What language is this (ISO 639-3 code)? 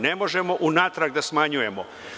srp